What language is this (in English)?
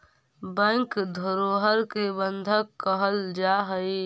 Magahi